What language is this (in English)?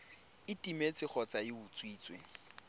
Tswana